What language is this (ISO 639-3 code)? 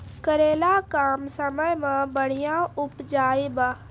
mai